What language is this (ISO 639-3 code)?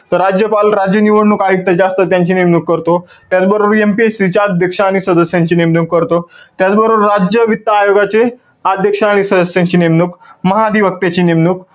mar